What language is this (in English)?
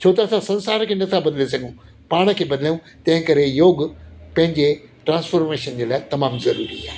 Sindhi